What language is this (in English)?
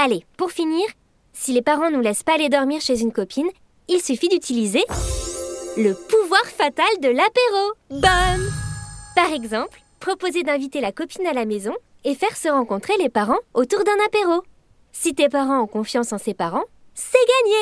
French